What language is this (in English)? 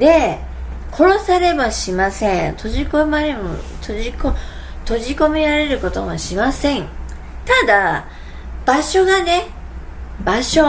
Japanese